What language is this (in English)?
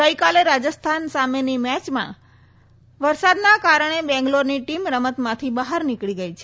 Gujarati